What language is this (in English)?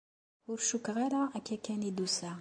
Kabyle